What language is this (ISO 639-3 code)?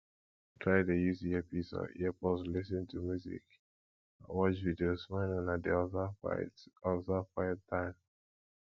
pcm